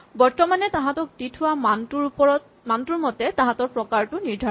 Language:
Assamese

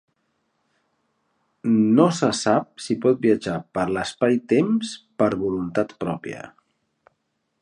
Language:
Catalan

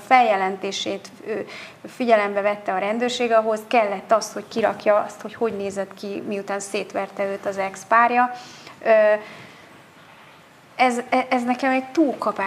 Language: Hungarian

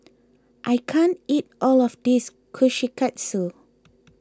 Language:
English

